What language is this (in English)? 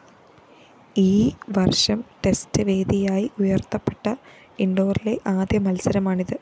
Malayalam